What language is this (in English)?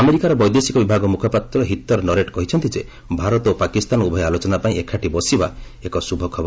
Odia